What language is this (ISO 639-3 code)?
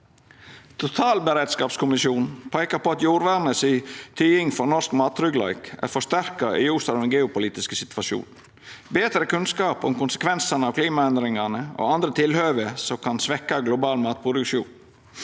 nor